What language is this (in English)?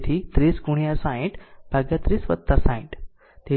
Gujarati